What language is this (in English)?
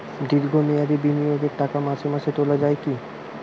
Bangla